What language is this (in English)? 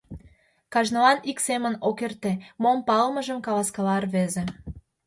Mari